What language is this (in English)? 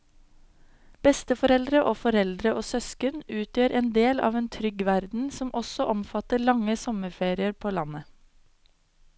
Norwegian